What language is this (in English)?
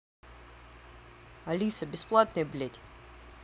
Russian